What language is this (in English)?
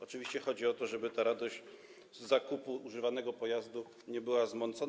Polish